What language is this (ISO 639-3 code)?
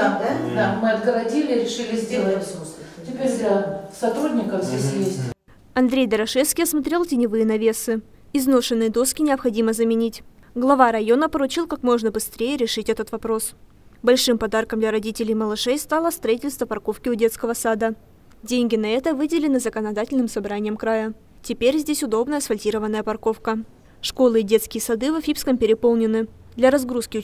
rus